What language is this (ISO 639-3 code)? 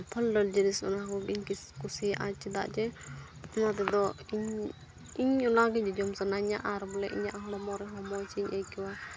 sat